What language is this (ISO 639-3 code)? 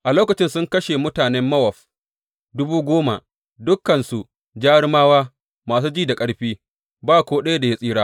hau